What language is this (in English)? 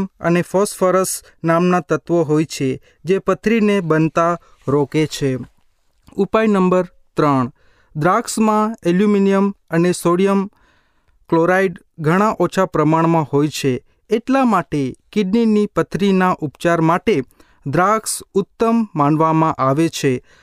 Hindi